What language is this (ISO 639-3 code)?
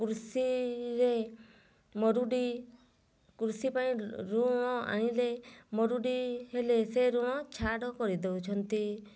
ori